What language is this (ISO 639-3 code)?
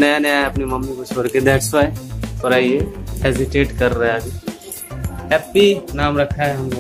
hin